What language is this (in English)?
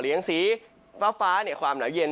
Thai